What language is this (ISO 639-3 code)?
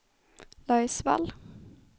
swe